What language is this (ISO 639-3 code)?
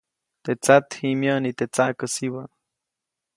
zoc